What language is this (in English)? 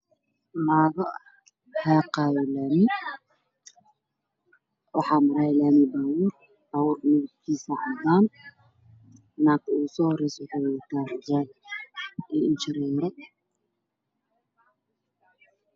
Somali